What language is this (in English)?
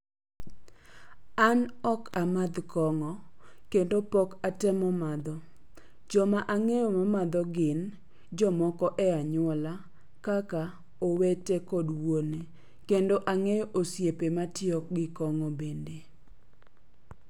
Luo (Kenya and Tanzania)